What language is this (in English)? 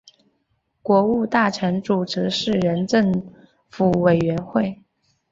Chinese